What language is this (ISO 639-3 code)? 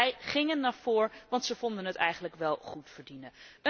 nld